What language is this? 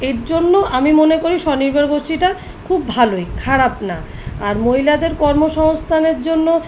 Bangla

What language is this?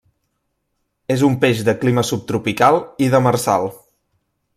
Catalan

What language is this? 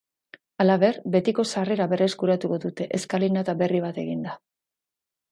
Basque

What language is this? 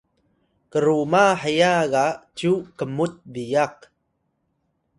Atayal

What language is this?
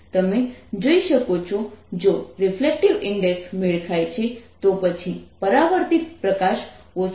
Gujarati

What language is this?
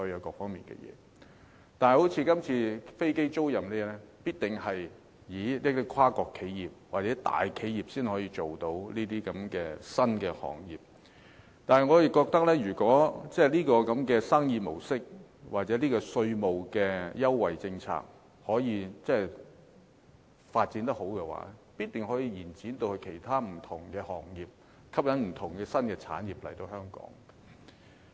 Cantonese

